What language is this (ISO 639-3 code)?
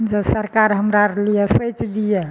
mai